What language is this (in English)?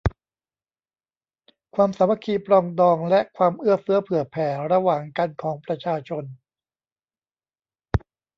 Thai